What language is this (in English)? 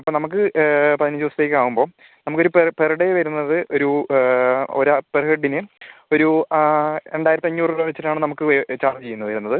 Malayalam